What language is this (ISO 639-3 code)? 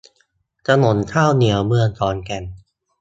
tha